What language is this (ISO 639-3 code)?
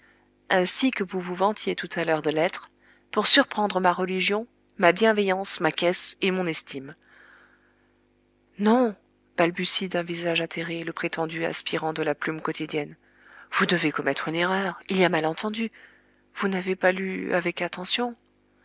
fra